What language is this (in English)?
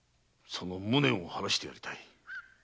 Japanese